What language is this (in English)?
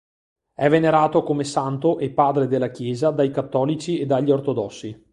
Italian